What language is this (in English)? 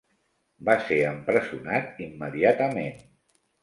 Catalan